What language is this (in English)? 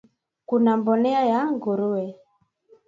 Swahili